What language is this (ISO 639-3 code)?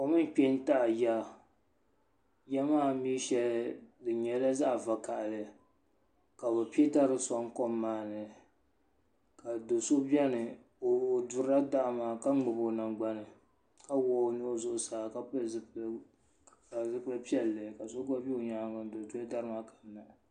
dag